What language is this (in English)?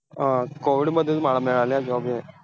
Marathi